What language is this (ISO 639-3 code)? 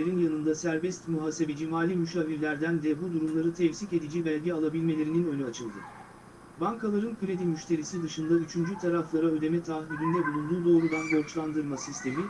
tur